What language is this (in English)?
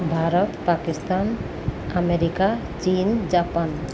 Odia